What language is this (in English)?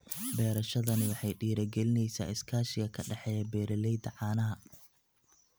Somali